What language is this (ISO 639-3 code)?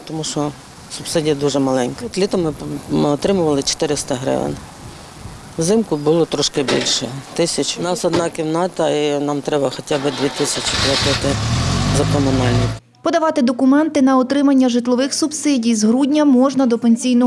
ukr